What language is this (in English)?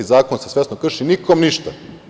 Serbian